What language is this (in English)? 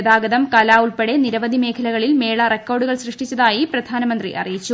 Malayalam